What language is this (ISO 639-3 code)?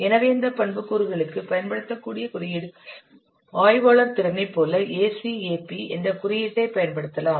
tam